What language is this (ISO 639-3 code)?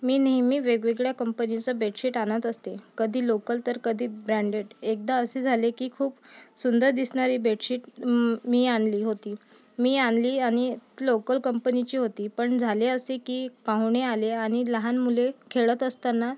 mar